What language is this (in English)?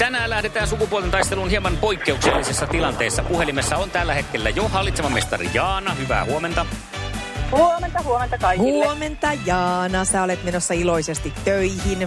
Finnish